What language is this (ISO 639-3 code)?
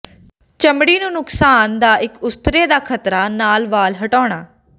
pan